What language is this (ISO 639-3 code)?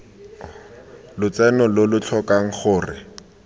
tsn